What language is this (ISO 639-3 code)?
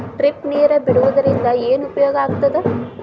kan